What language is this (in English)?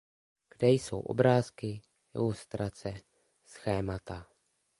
Czech